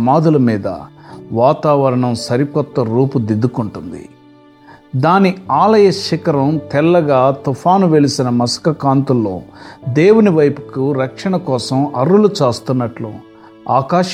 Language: Telugu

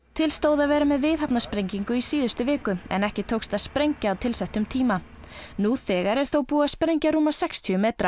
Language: Icelandic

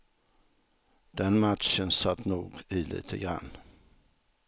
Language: Swedish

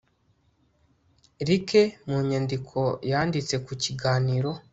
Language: Kinyarwanda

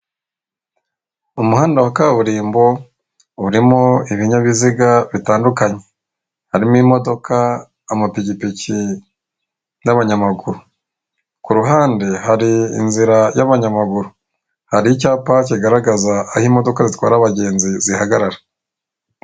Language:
Kinyarwanda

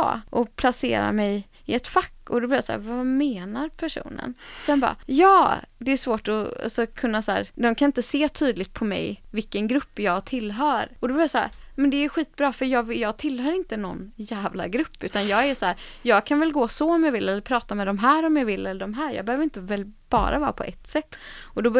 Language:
Swedish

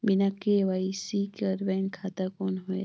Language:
Chhattisgarhi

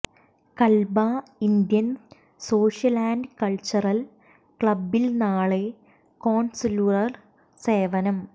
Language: Malayalam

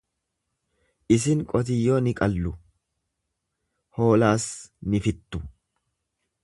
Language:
Oromo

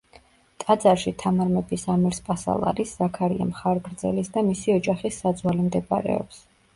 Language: Georgian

